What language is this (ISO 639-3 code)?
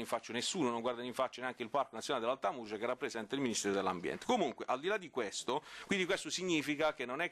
ita